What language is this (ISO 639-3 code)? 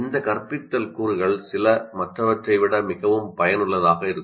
tam